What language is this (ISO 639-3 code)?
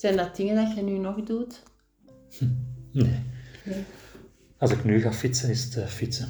nld